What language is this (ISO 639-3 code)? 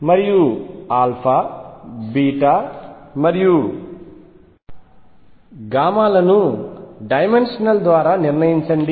tel